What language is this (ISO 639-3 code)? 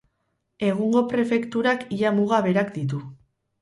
eus